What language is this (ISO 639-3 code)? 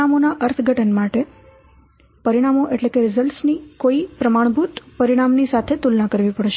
guj